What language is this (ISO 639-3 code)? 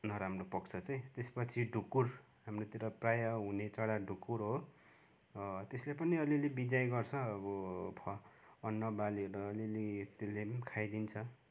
nep